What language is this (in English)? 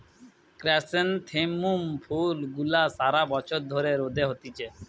Bangla